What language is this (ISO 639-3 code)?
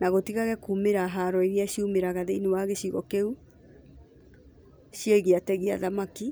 kik